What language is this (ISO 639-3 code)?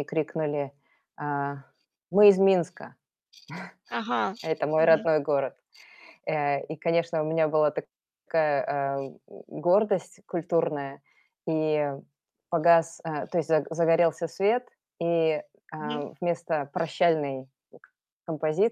rus